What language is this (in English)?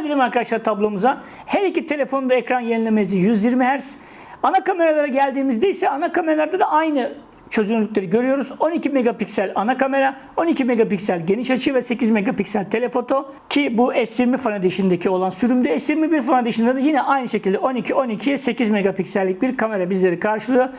Turkish